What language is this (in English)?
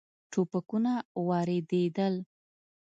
Pashto